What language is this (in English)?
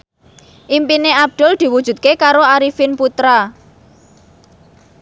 Javanese